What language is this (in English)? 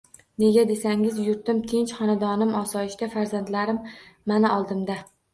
Uzbek